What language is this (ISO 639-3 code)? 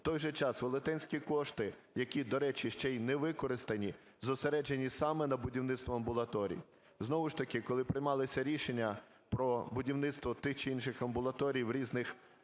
ukr